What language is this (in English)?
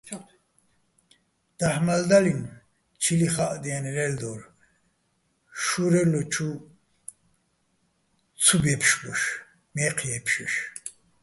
Bats